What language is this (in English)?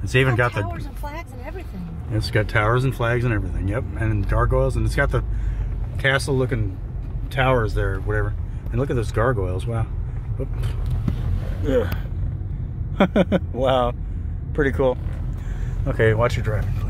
English